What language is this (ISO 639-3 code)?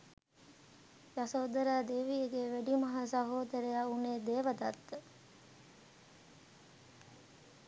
sin